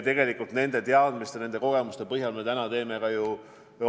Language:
Estonian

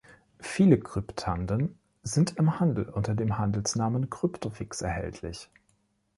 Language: German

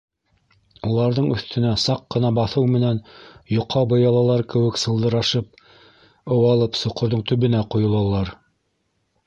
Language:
Bashkir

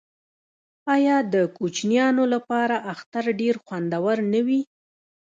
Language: Pashto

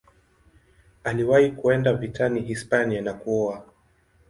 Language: Swahili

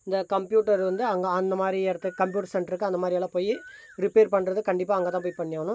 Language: Tamil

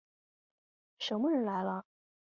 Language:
Chinese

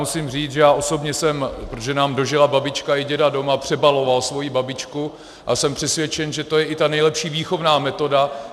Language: Czech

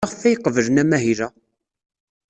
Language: Kabyle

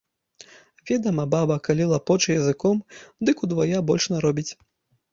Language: Belarusian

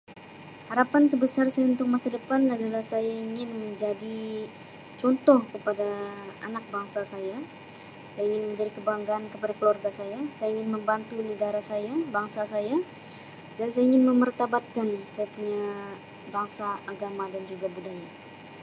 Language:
Sabah Malay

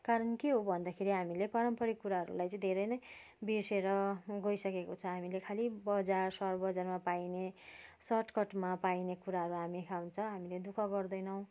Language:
Nepali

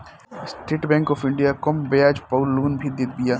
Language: Bhojpuri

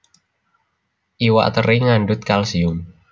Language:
Javanese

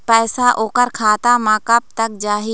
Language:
Chhattisgarhi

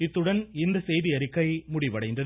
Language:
Tamil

